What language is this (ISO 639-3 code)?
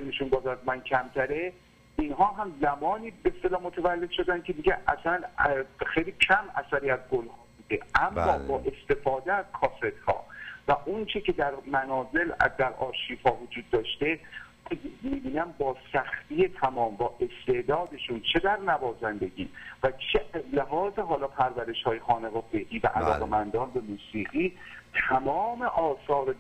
fas